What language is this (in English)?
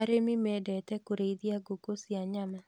Kikuyu